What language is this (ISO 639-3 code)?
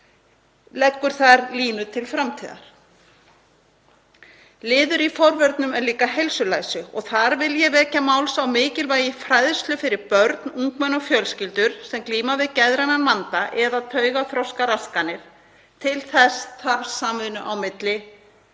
isl